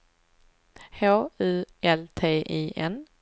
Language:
Swedish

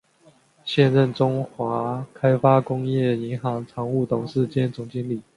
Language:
Chinese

